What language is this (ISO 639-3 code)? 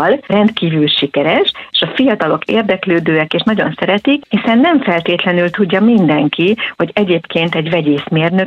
hun